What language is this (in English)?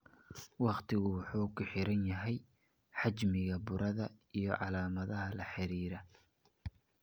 Somali